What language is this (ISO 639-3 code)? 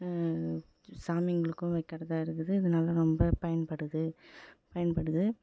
tam